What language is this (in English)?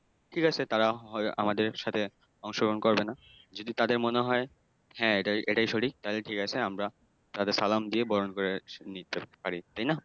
Bangla